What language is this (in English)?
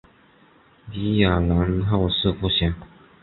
Chinese